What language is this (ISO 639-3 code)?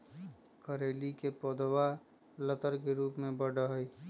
mag